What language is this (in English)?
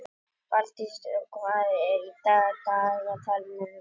Icelandic